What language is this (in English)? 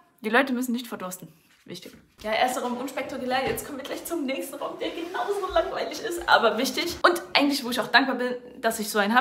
German